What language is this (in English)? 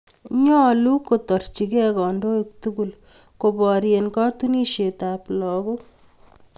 Kalenjin